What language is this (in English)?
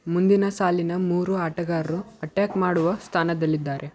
Kannada